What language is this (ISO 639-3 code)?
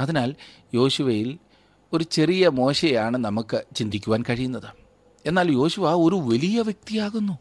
mal